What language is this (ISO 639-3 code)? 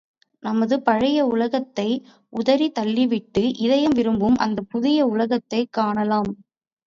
tam